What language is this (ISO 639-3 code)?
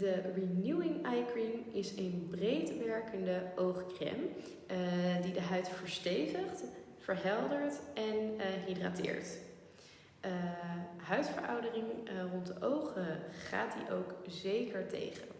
nld